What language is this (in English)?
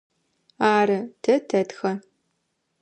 Adyghe